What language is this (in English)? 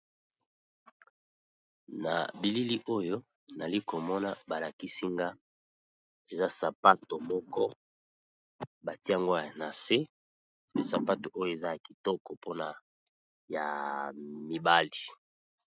Lingala